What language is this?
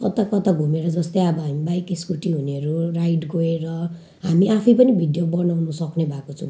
Nepali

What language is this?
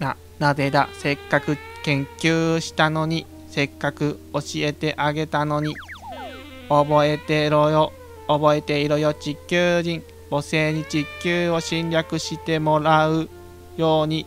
Japanese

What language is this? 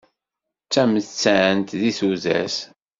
Kabyle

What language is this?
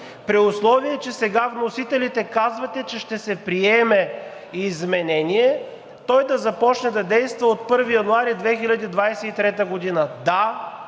Bulgarian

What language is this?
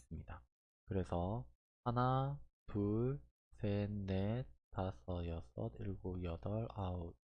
Korean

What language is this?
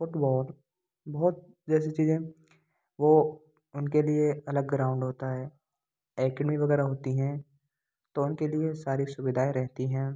Hindi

